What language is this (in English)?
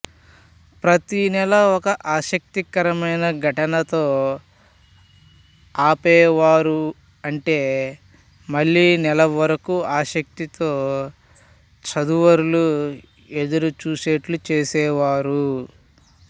Telugu